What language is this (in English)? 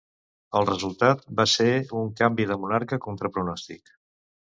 Catalan